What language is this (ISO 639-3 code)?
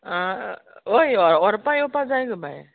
kok